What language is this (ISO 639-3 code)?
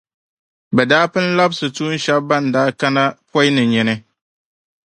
dag